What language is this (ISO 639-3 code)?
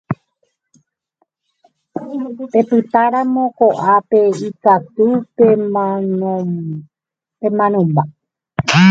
grn